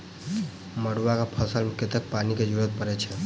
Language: Maithili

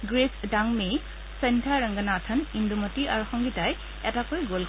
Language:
Assamese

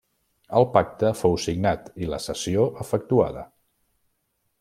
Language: Catalan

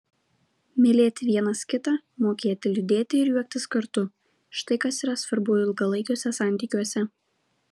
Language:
Lithuanian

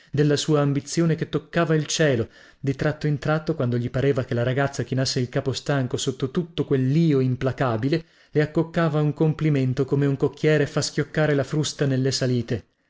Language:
Italian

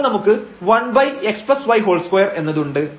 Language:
Malayalam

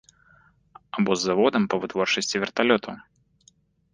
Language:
Belarusian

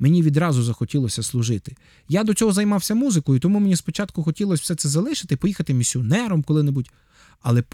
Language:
Ukrainian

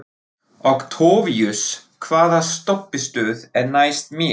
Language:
Icelandic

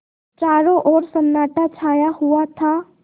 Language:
Hindi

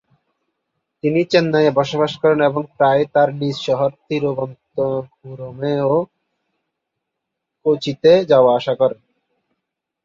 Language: Bangla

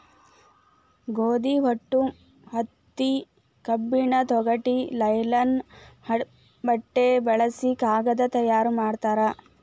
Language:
Kannada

